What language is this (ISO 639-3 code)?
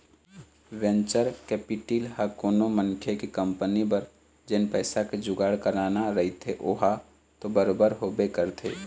hne